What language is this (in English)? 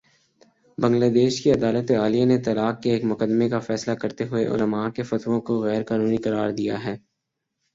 Urdu